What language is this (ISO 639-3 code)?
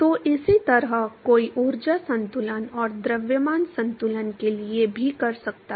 hin